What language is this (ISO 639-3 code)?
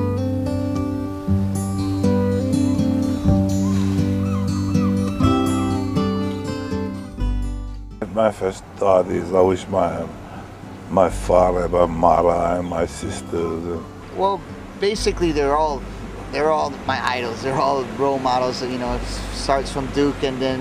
eng